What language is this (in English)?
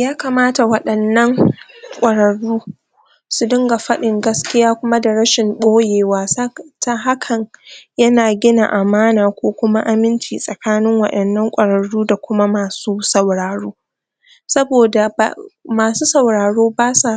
Hausa